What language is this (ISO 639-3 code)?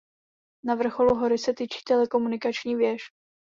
ces